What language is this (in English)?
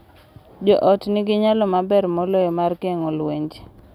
Luo (Kenya and Tanzania)